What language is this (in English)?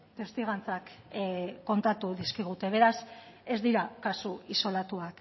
Basque